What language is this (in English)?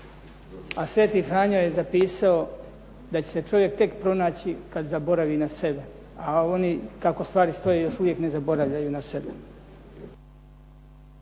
Croatian